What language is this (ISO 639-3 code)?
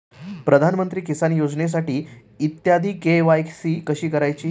mar